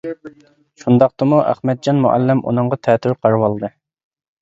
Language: Uyghur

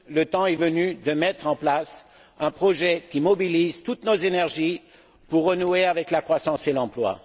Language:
French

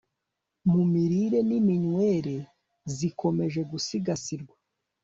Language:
Kinyarwanda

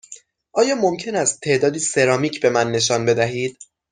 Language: Persian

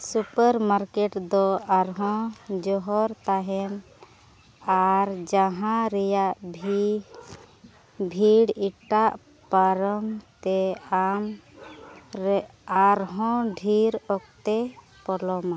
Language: Santali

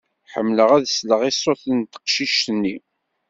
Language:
Kabyle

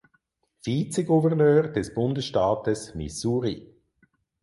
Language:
German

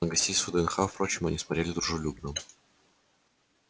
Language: Russian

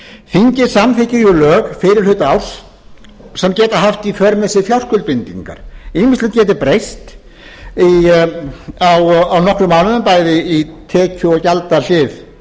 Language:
Icelandic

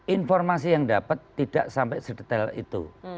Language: Indonesian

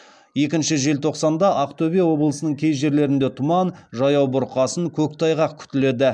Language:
Kazakh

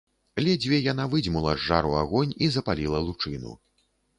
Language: Belarusian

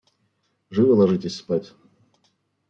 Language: Russian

